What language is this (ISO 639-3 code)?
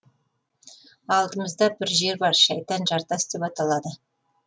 kaz